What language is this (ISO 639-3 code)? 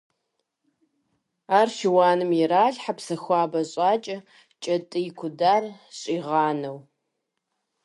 kbd